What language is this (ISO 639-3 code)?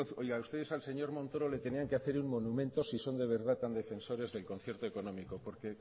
spa